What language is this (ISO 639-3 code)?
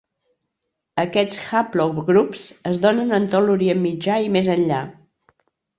cat